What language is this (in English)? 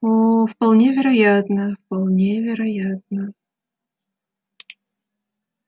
Russian